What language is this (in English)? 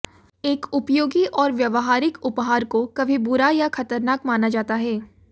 Hindi